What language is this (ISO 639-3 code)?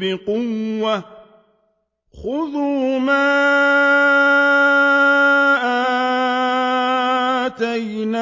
ara